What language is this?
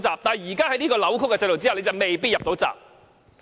Cantonese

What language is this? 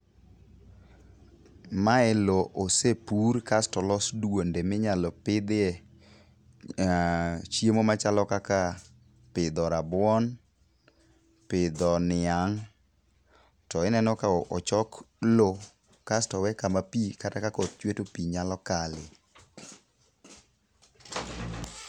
Luo (Kenya and Tanzania)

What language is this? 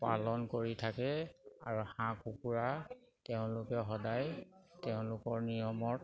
Assamese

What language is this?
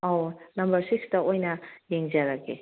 Manipuri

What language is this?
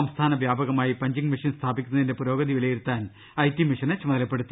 Malayalam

